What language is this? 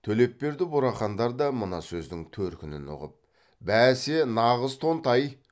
Kazakh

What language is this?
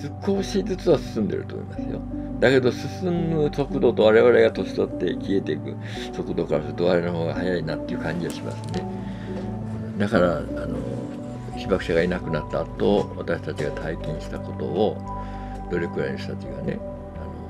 Japanese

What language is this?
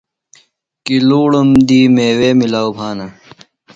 Phalura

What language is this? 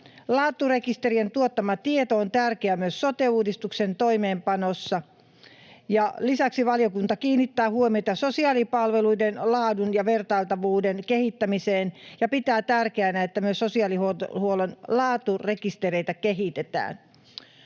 Finnish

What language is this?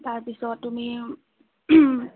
Assamese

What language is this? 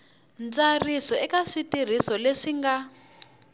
Tsonga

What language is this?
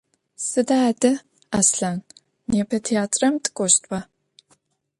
Adyghe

